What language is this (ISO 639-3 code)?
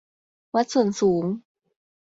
tha